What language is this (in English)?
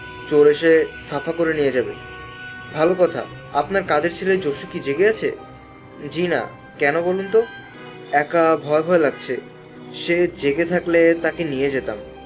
Bangla